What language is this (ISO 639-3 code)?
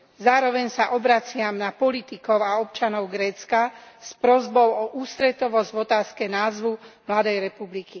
slk